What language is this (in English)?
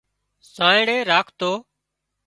Wadiyara Koli